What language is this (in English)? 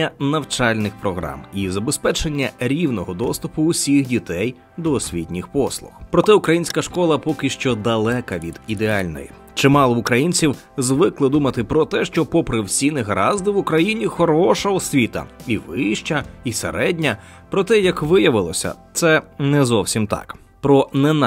Ukrainian